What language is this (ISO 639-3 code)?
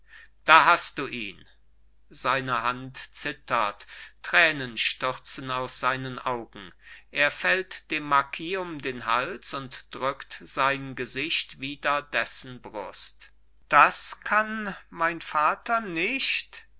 deu